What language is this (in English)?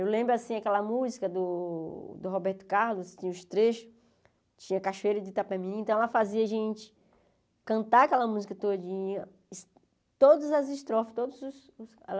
Portuguese